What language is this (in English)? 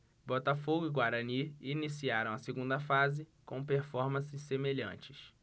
Portuguese